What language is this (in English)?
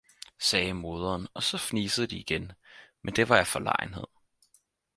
Danish